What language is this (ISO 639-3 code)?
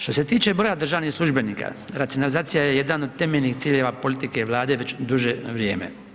hrv